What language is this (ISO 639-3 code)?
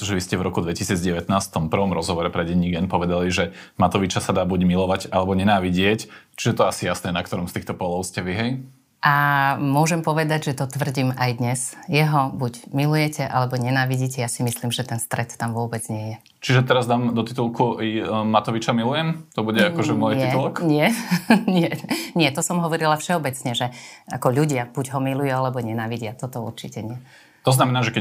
slk